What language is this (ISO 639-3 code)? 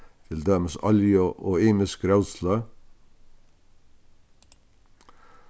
fao